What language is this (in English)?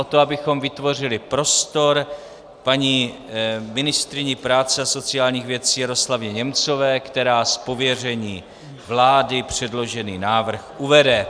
Czech